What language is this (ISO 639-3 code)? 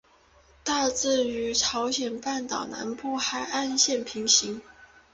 zho